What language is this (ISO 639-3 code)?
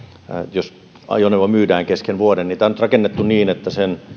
fin